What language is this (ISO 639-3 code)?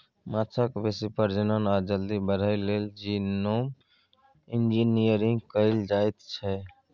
mai